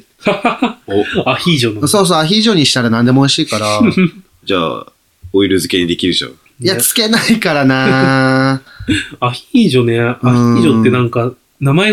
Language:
Japanese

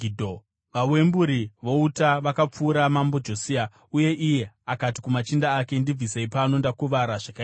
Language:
Shona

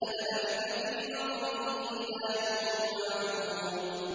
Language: Arabic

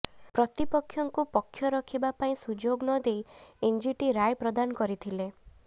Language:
Odia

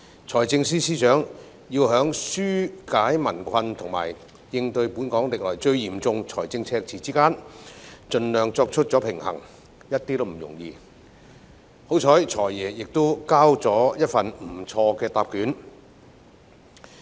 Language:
Cantonese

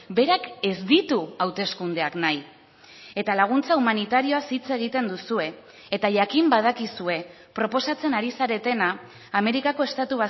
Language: Basque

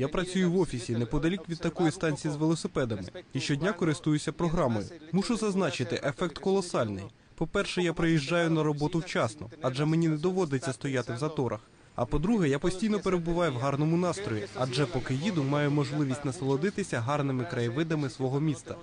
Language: Ukrainian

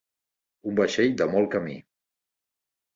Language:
Catalan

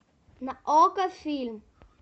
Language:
Russian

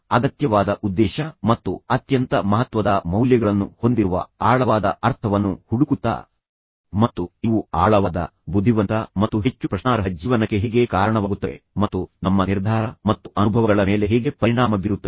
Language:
Kannada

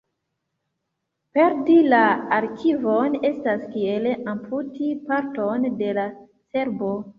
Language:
Esperanto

